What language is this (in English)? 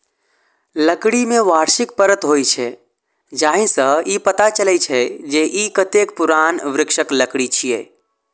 Maithili